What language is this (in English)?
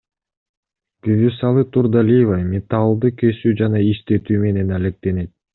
Kyrgyz